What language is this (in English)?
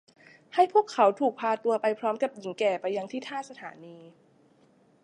Thai